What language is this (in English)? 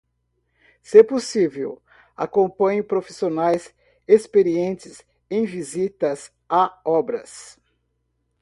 Portuguese